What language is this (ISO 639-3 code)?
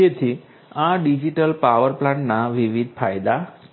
guj